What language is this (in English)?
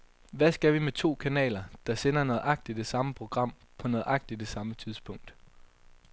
Danish